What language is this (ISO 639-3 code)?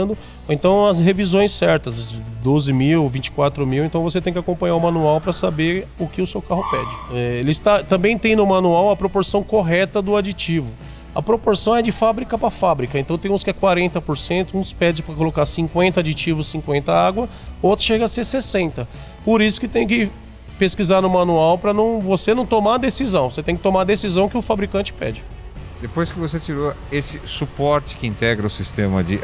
por